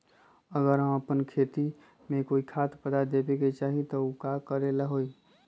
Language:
Magahi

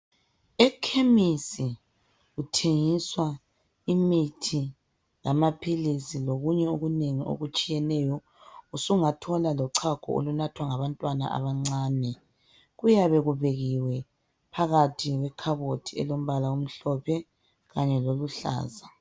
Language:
North Ndebele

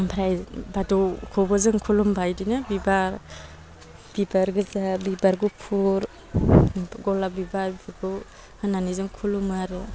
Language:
Bodo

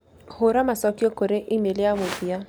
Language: Kikuyu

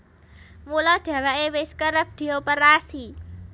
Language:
Javanese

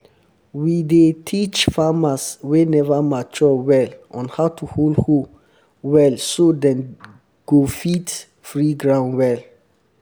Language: Nigerian Pidgin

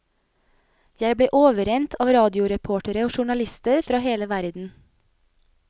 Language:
Norwegian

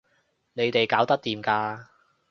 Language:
Cantonese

